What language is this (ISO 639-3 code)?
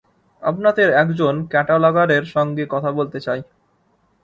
ben